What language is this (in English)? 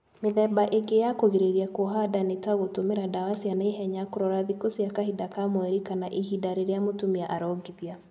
Kikuyu